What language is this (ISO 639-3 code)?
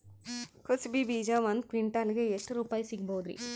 kan